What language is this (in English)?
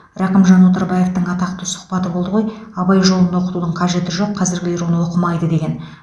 Kazakh